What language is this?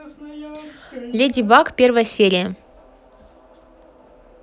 Russian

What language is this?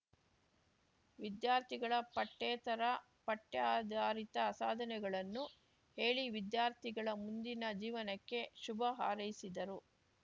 Kannada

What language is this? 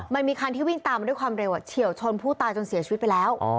Thai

